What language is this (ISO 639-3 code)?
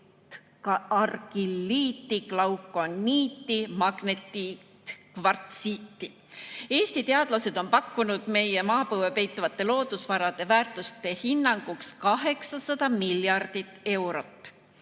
est